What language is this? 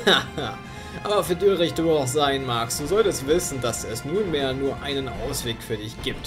German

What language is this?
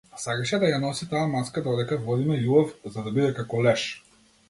Macedonian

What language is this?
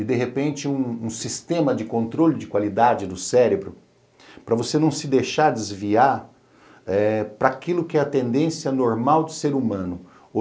Portuguese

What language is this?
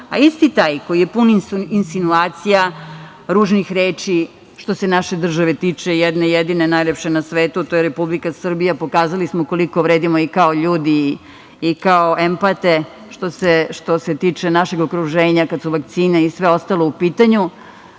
Serbian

